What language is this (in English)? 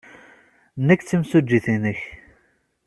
Kabyle